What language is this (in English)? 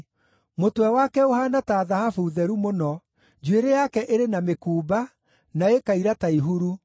Kikuyu